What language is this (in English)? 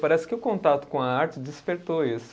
Portuguese